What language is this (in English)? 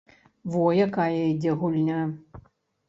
Belarusian